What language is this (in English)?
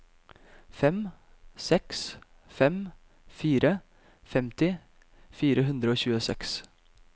Norwegian